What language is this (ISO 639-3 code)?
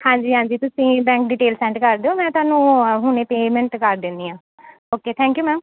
pan